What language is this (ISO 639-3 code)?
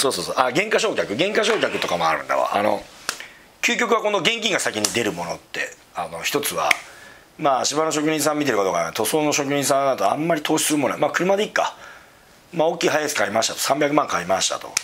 jpn